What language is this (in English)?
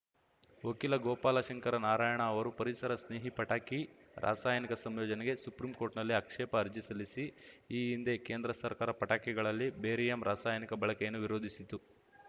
Kannada